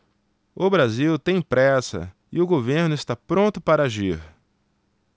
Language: Portuguese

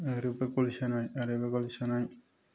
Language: Bodo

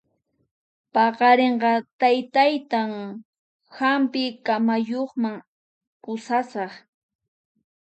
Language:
Puno Quechua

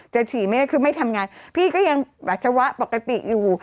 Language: Thai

